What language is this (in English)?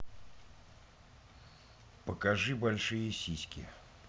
Russian